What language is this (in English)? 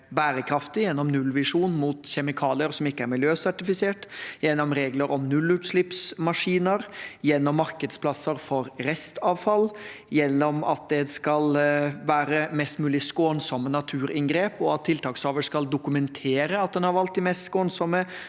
Norwegian